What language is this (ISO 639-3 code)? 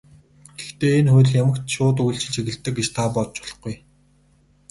mon